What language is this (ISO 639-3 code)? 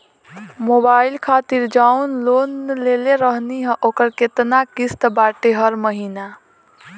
bho